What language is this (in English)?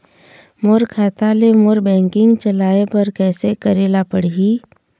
Chhattisgarhi